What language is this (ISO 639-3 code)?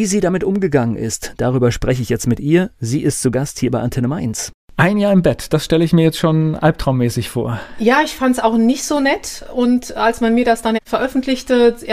deu